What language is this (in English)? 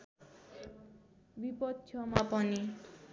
Nepali